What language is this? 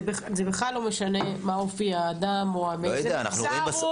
Hebrew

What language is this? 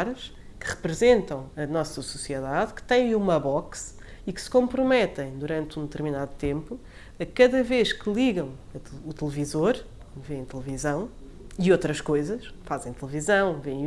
Portuguese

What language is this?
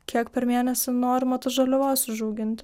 Lithuanian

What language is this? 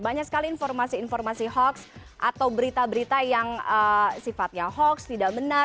Indonesian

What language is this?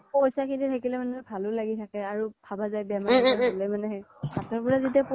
Assamese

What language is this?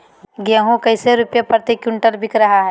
Magahi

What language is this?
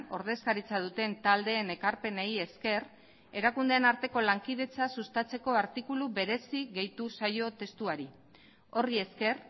Basque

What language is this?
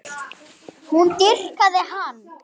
Icelandic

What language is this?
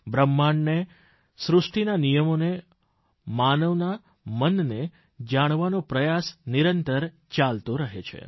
Gujarati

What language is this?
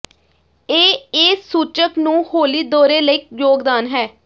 Punjabi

